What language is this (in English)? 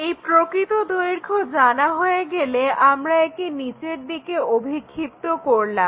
Bangla